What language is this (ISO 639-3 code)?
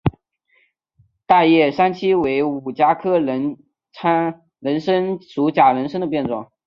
zho